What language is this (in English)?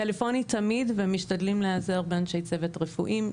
Hebrew